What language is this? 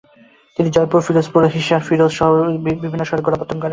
Bangla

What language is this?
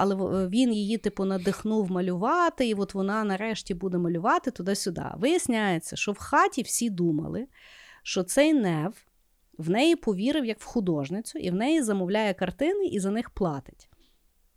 Ukrainian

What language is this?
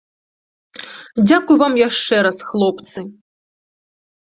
Belarusian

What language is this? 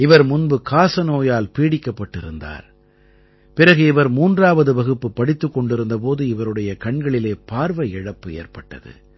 Tamil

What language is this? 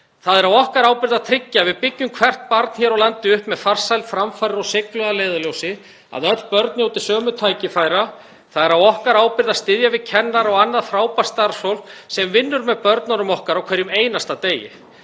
Icelandic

